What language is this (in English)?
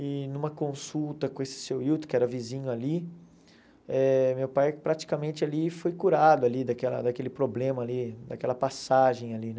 Portuguese